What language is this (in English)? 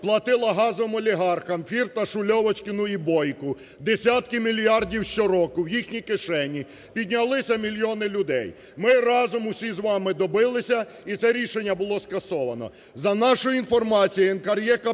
Ukrainian